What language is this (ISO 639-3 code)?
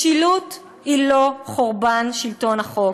heb